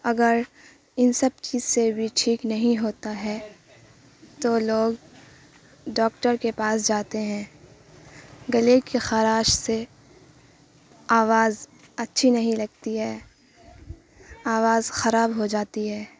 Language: Urdu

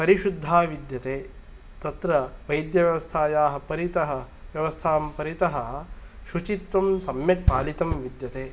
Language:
Sanskrit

